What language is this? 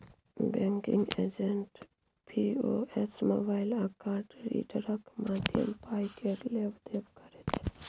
Maithili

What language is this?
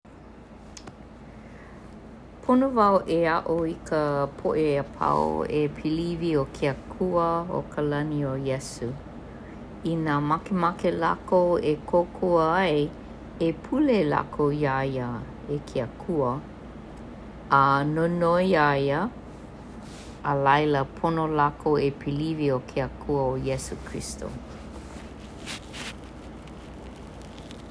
Hawaiian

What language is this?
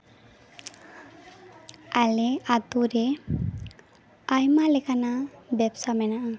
Santali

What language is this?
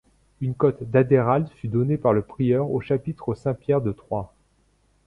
French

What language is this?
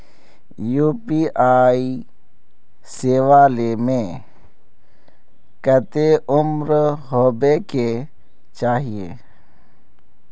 Magahi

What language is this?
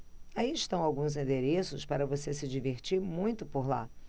Portuguese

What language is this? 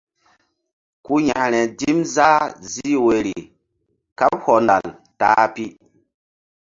Mbum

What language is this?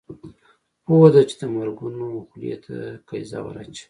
Pashto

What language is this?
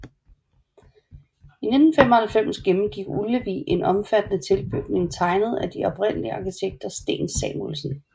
Danish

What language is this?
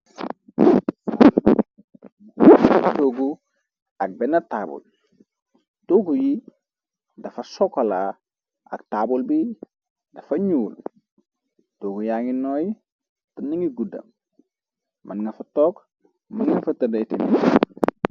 Wolof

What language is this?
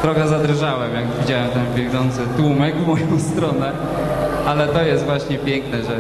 Polish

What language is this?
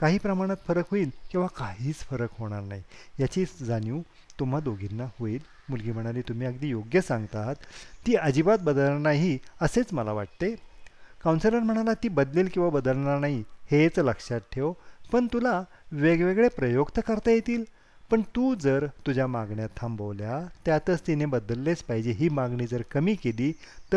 Marathi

